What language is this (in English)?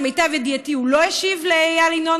Hebrew